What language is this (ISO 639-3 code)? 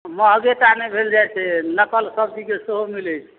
mai